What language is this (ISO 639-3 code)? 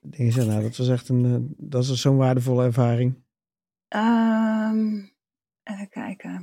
nld